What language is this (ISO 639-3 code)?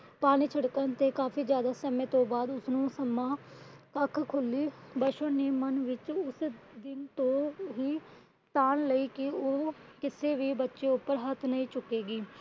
pan